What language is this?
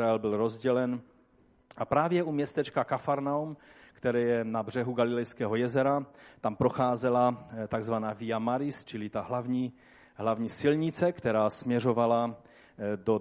Czech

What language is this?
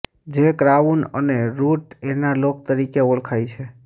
Gujarati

